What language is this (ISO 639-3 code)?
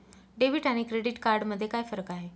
mar